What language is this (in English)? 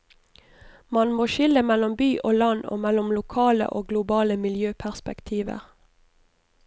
Norwegian